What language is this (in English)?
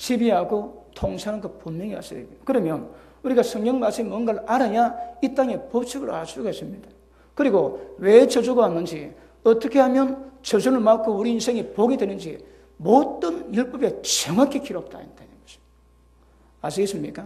Korean